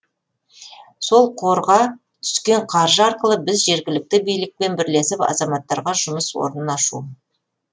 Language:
Kazakh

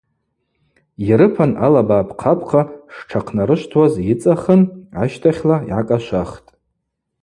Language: Abaza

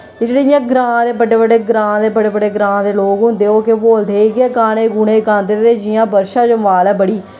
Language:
Dogri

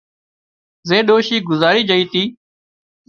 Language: Wadiyara Koli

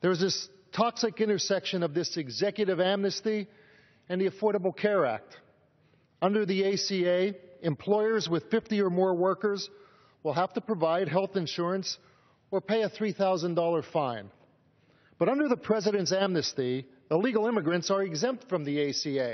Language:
English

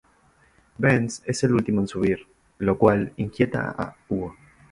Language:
Spanish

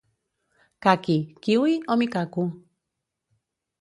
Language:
Catalan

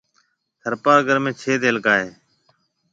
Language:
Marwari (Pakistan)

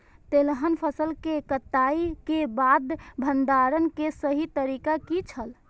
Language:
Maithili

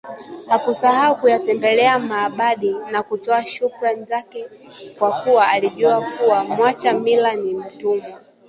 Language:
Swahili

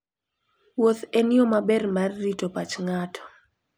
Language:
Luo (Kenya and Tanzania)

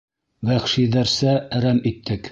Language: Bashkir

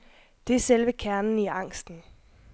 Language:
Danish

